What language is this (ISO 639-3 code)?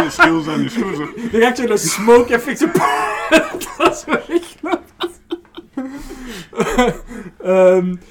nld